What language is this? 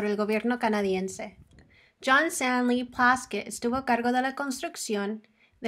Spanish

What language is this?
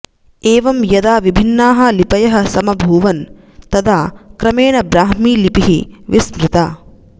Sanskrit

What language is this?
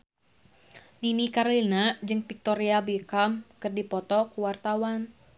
Sundanese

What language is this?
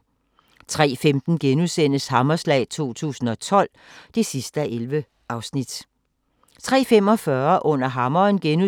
Danish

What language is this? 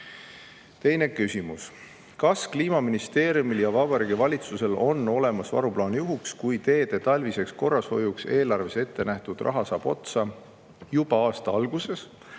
Estonian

